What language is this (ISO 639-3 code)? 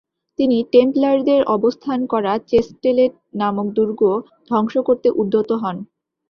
ben